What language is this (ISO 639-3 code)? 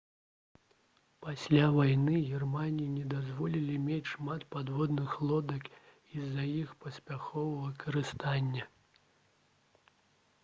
bel